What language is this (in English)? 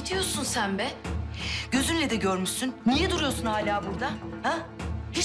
Turkish